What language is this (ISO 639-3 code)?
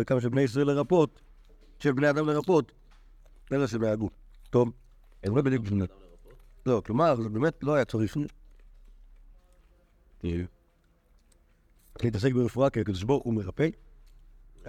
heb